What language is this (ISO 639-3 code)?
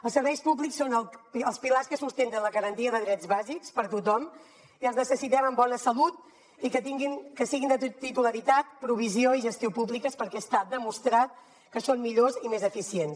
cat